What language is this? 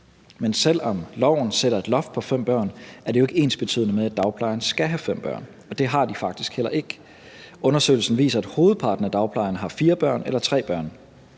Danish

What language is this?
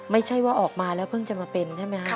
Thai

